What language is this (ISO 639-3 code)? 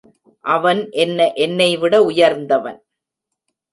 tam